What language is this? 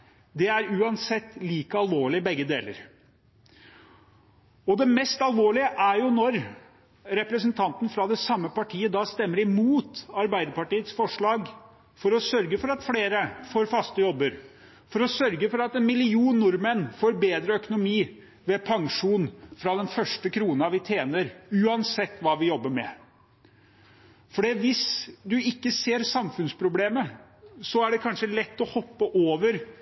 Norwegian Bokmål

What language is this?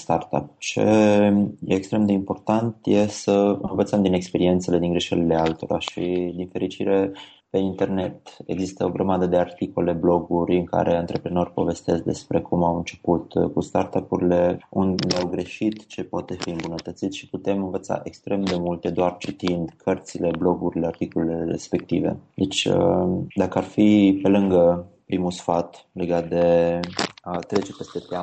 Romanian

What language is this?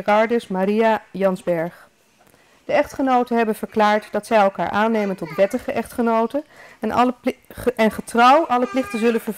Dutch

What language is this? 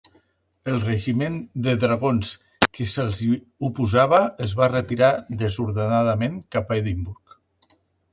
Catalan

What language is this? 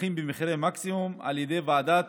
Hebrew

